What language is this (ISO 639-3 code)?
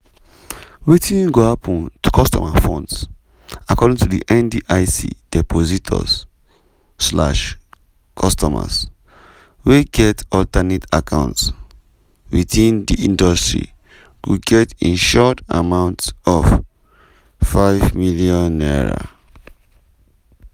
pcm